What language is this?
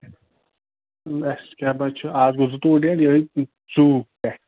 Kashmiri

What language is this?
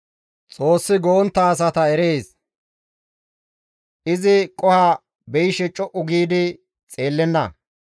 Gamo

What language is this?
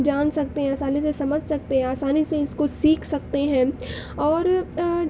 Urdu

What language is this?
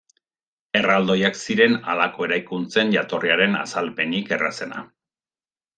Basque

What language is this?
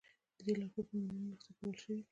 Pashto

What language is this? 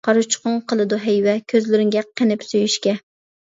Uyghur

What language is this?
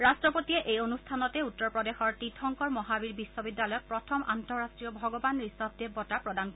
Assamese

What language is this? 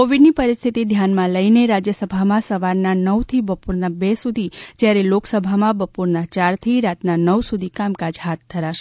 Gujarati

